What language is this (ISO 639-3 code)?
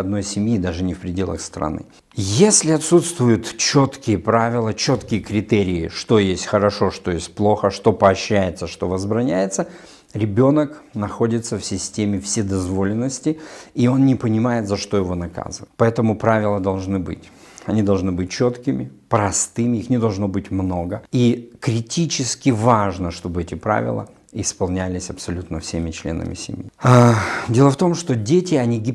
rus